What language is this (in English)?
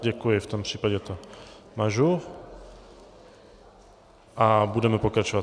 Czech